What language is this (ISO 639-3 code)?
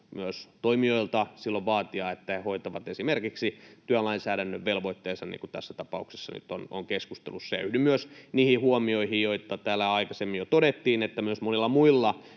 fin